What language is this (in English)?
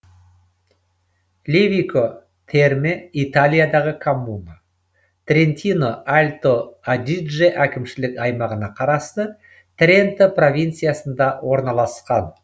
Kazakh